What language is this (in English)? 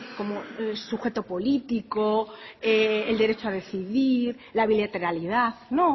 Spanish